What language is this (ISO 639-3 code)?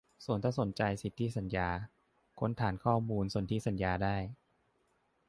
tha